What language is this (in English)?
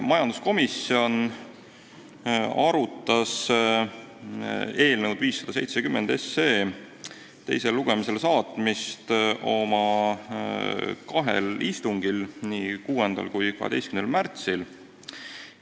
Estonian